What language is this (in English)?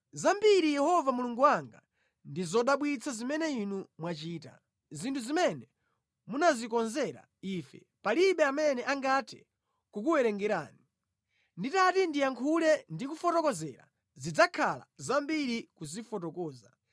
Nyanja